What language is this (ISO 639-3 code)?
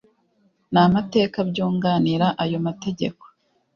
kin